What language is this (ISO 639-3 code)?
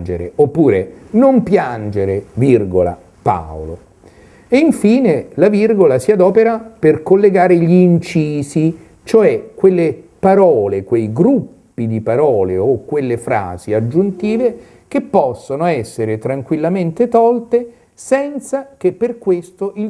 ita